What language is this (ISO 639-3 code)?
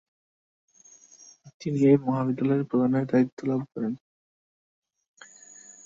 ben